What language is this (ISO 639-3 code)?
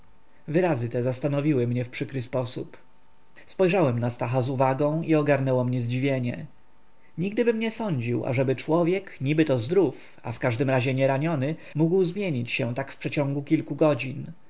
pol